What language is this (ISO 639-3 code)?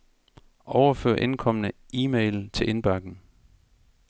dan